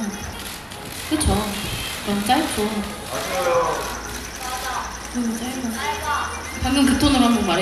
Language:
Korean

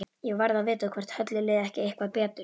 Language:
Icelandic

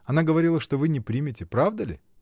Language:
Russian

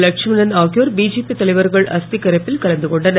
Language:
Tamil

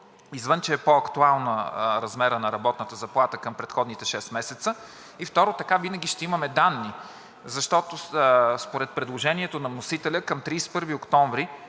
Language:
Bulgarian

